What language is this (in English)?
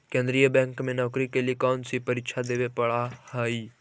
Magahi